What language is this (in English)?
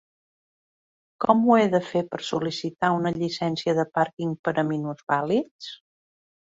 Catalan